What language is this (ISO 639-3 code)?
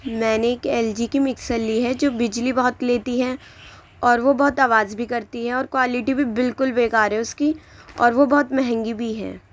urd